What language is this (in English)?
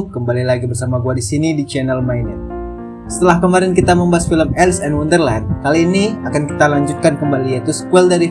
Indonesian